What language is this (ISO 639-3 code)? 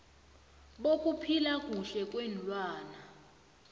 nbl